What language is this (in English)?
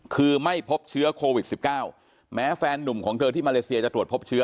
Thai